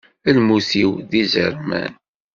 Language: Kabyle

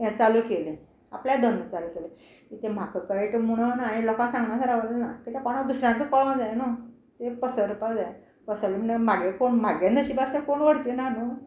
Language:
Konkani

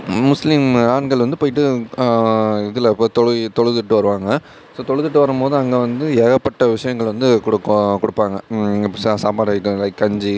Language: Tamil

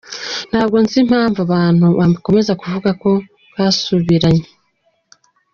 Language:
Kinyarwanda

